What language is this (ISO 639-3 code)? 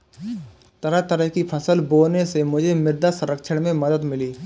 hin